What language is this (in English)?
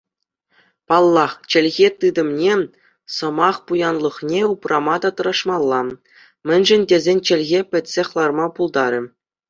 Chuvash